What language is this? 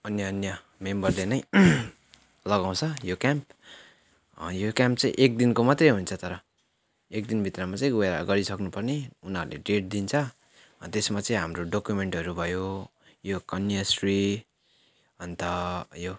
Nepali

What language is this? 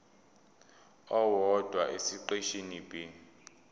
Zulu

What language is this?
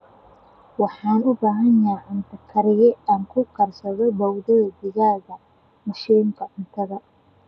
Somali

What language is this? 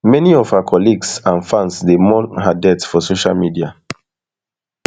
Nigerian Pidgin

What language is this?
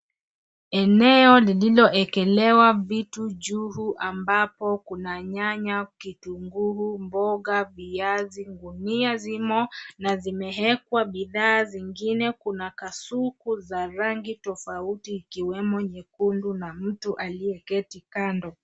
Swahili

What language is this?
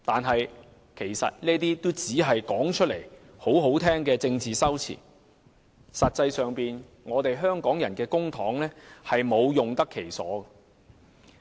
Cantonese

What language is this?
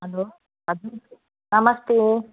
Nepali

